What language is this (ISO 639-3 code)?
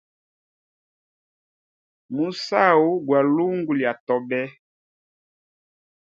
hem